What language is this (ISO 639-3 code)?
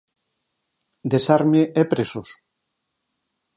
glg